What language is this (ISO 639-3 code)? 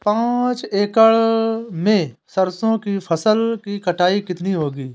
hin